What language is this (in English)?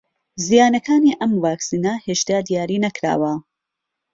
Central Kurdish